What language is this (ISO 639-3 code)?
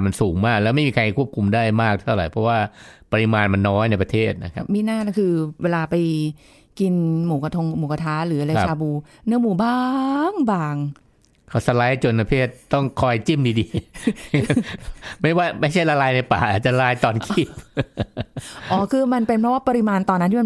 tha